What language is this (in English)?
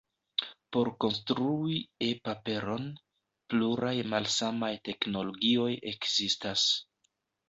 Esperanto